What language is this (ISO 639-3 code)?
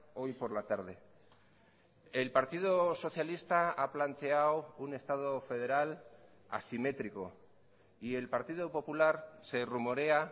spa